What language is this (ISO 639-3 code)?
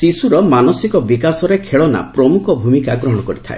ori